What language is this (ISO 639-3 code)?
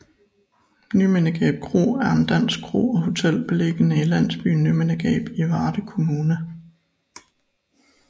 dan